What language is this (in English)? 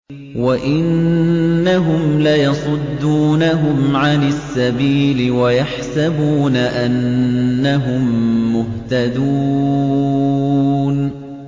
Arabic